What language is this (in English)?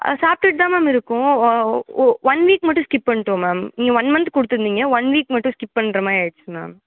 Tamil